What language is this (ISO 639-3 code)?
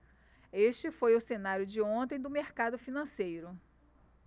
por